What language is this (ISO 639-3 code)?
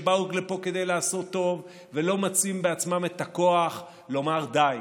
heb